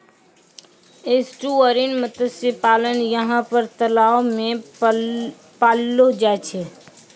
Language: Maithili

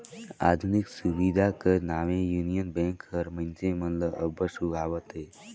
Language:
Chhattisgarhi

